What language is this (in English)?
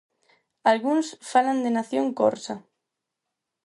Galician